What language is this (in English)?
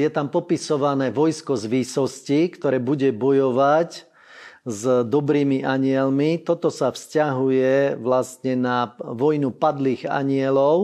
Slovak